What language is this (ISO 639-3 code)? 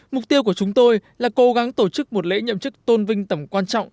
vie